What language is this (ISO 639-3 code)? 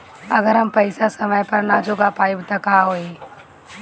bho